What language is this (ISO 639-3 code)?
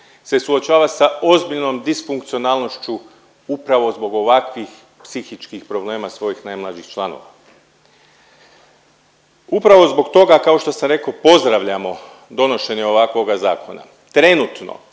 hrv